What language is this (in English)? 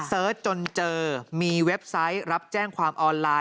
Thai